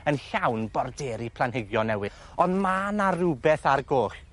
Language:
Welsh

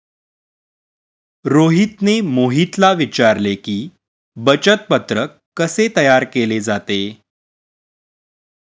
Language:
Marathi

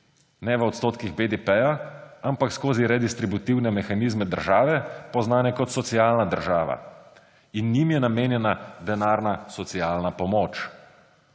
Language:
Slovenian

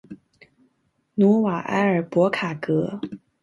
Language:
Chinese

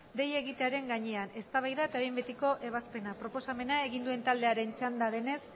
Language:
Basque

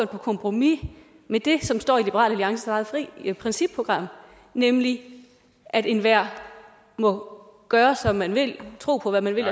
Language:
Danish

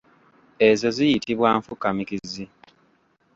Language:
Ganda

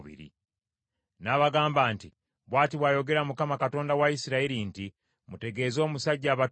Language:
Ganda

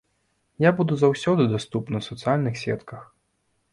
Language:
Belarusian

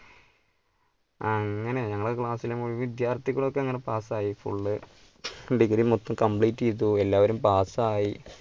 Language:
Malayalam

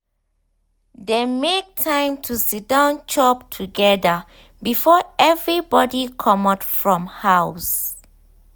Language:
Nigerian Pidgin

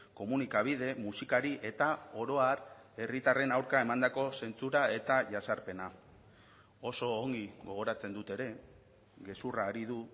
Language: Basque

